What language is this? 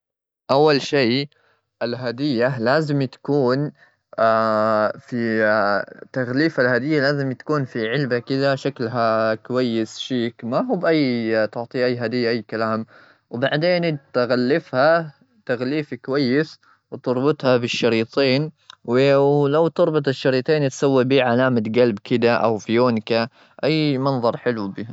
Gulf Arabic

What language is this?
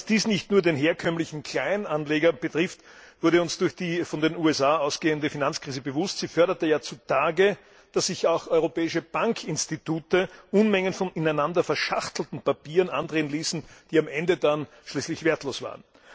German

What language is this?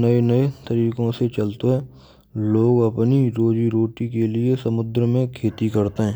Braj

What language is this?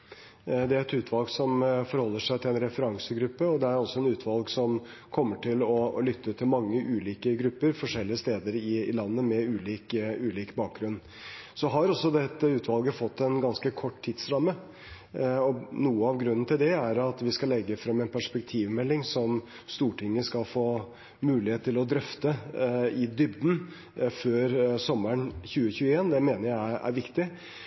Norwegian Bokmål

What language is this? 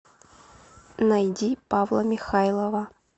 Russian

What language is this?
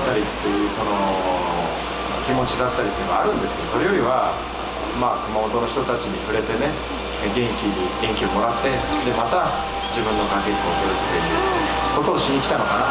Japanese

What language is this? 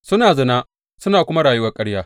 Hausa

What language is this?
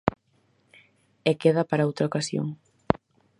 Galician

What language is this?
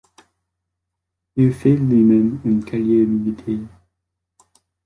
French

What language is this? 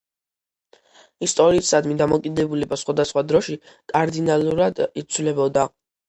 Georgian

